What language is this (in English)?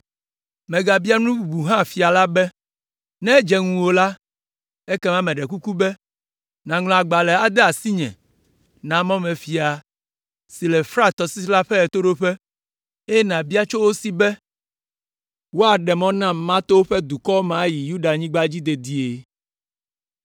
Ewe